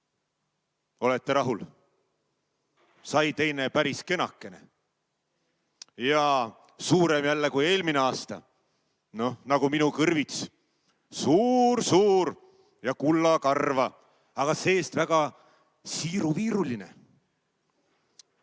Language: Estonian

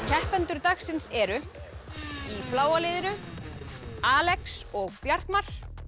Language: Icelandic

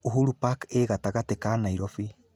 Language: Kikuyu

